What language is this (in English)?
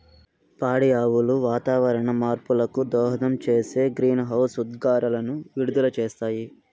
Telugu